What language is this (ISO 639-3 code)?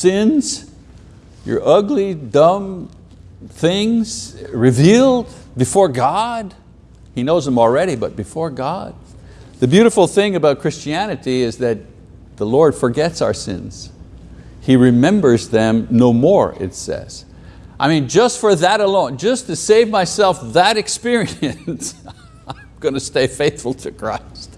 eng